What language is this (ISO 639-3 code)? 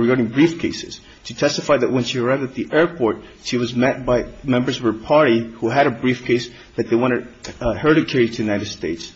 eng